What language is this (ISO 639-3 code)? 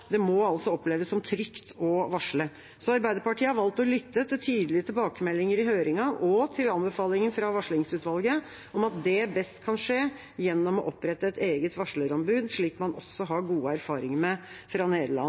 nob